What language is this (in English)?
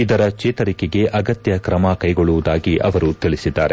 Kannada